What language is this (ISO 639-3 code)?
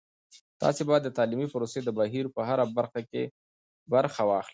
pus